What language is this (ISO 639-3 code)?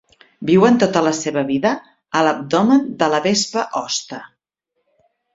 cat